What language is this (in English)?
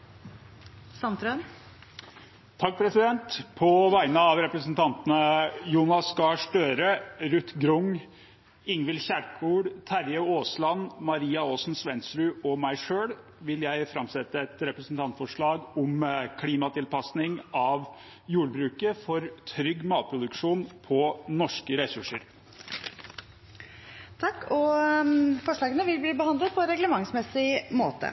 Norwegian